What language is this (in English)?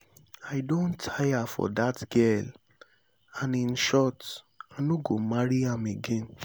Nigerian Pidgin